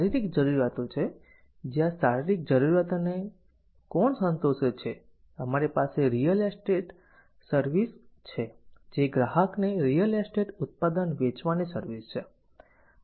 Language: Gujarati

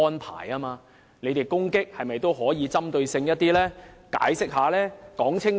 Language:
Cantonese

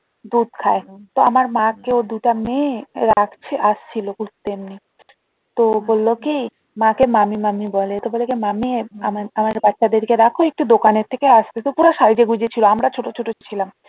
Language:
Bangla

